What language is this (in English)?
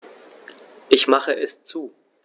German